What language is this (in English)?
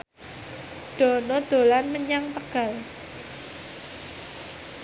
Javanese